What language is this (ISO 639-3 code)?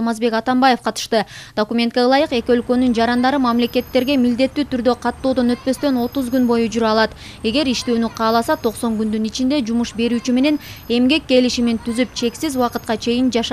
tur